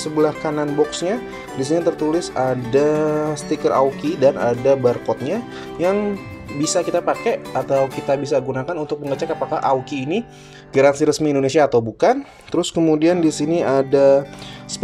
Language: Indonesian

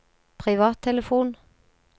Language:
Norwegian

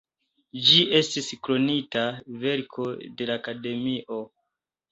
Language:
Esperanto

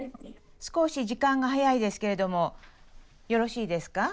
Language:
Japanese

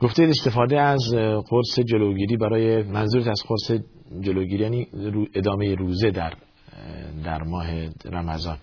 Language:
Persian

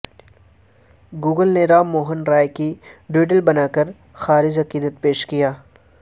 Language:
Urdu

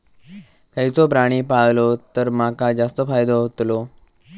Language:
Marathi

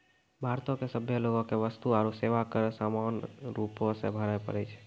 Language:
Maithili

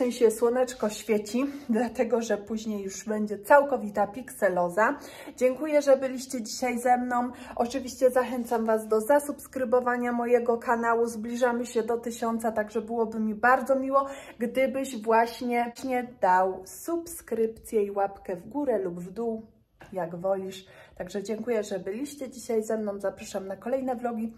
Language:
Polish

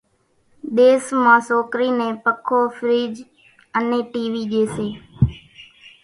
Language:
Kachi Koli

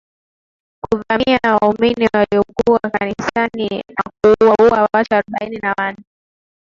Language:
Swahili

